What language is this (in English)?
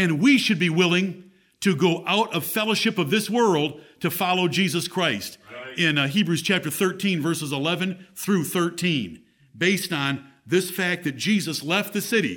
English